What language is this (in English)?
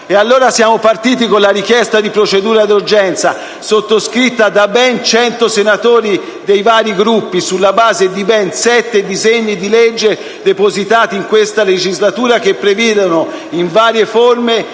Italian